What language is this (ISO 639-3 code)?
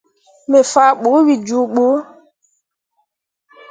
mua